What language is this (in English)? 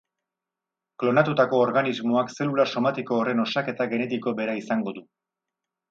Basque